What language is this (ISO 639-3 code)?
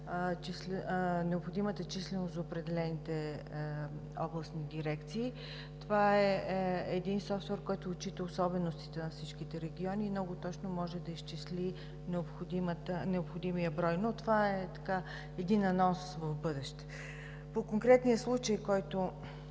bul